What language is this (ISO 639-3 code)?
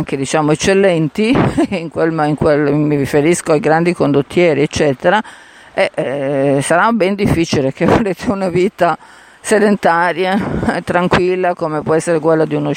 ita